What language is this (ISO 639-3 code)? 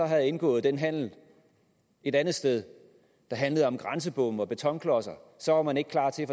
dan